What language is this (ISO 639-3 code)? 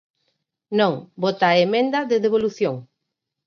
glg